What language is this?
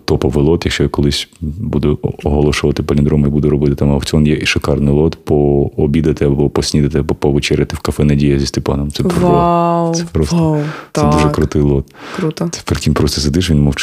Ukrainian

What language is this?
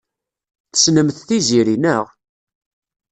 Kabyle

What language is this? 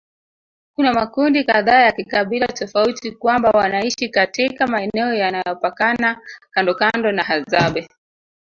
Swahili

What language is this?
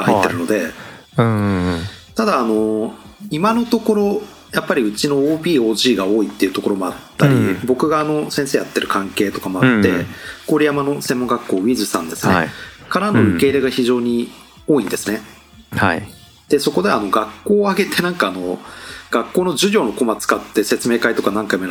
Japanese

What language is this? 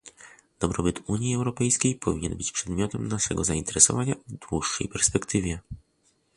Polish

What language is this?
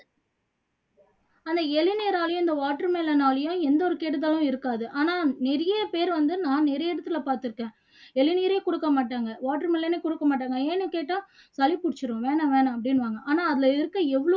Tamil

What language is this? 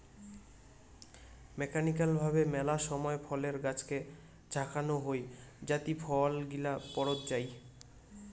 Bangla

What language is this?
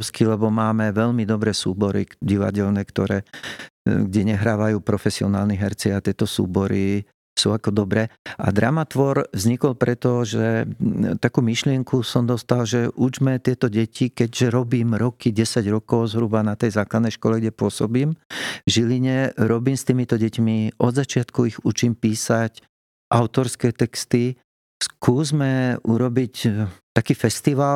Slovak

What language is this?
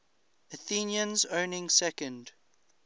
English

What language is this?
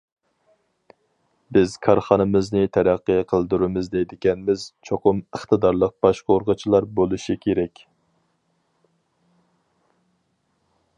Uyghur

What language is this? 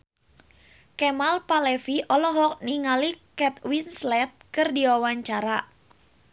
Sundanese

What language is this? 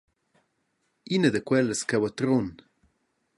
Romansh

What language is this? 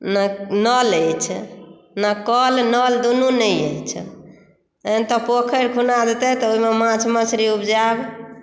Maithili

